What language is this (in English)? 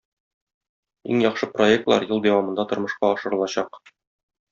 Tatar